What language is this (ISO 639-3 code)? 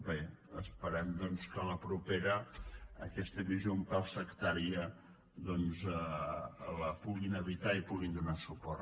cat